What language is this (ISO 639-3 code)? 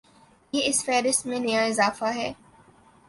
urd